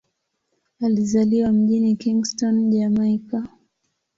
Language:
Swahili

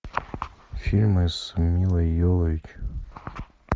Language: Russian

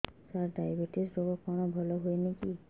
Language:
Odia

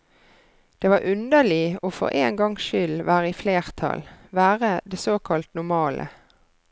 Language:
Norwegian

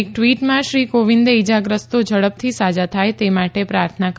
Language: Gujarati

